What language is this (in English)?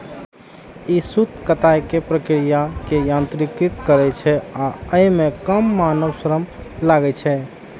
Maithili